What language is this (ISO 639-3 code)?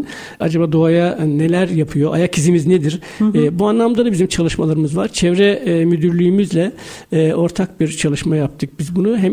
tur